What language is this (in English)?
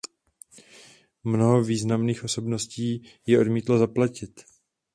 Czech